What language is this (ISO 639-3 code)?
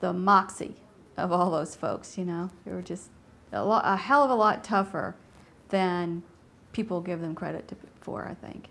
eng